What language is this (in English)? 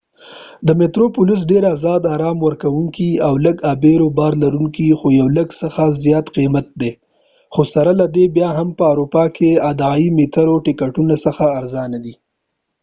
Pashto